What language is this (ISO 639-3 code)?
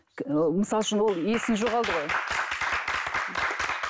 kaz